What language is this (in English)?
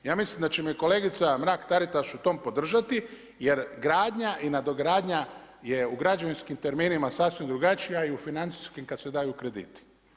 Croatian